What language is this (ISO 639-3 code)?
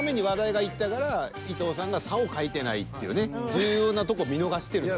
jpn